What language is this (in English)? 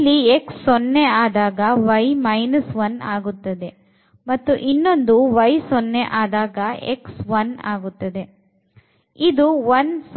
Kannada